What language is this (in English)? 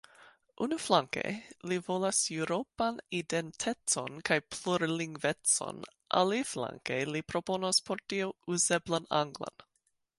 Esperanto